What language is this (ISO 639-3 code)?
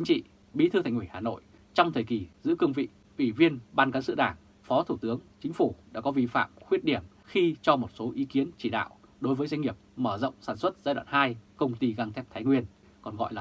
vie